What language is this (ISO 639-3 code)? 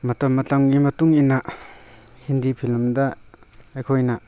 mni